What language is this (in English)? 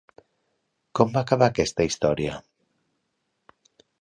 Catalan